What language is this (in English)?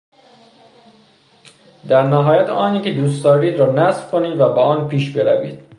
Persian